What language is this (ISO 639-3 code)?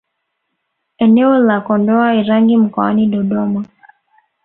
swa